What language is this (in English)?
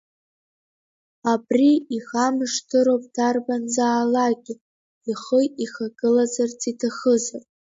Abkhazian